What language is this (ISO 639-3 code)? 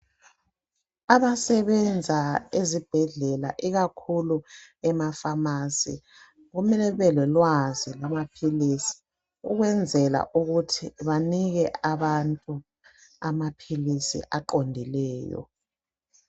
nde